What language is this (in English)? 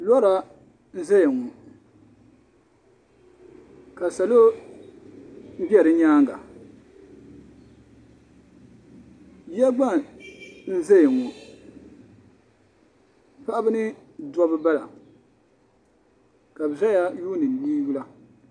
Dagbani